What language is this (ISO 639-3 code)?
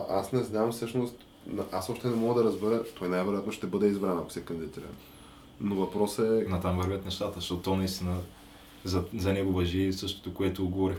bul